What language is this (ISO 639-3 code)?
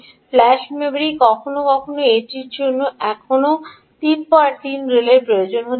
ben